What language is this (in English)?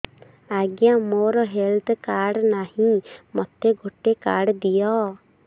Odia